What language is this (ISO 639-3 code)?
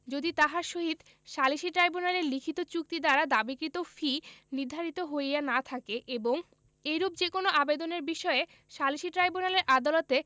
ben